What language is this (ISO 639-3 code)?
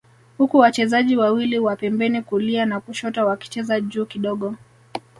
swa